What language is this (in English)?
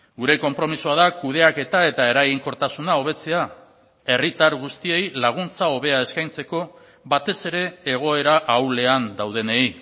Basque